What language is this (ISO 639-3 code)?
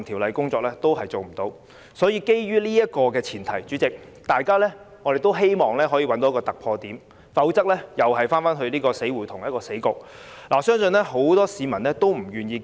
yue